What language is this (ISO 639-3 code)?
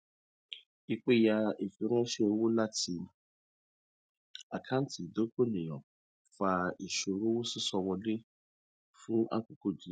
yor